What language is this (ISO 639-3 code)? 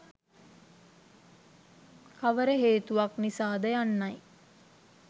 sin